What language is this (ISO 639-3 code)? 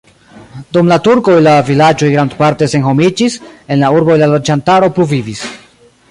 epo